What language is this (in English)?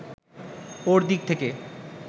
Bangla